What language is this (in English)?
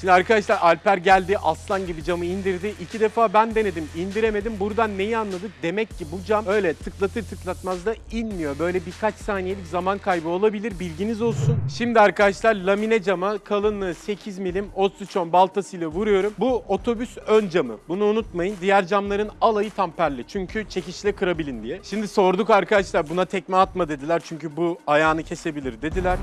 Turkish